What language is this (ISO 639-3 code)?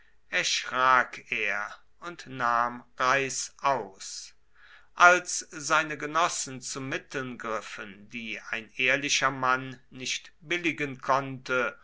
deu